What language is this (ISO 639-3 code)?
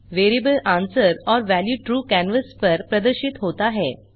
hin